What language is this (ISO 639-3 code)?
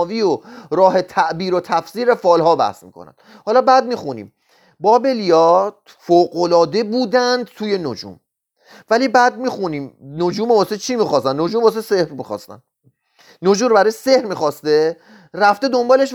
fas